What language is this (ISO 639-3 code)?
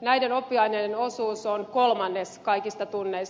fin